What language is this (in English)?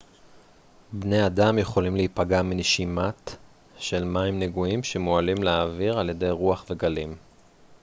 Hebrew